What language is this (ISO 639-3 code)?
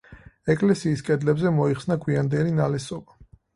kat